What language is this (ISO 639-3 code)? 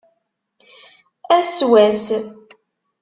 kab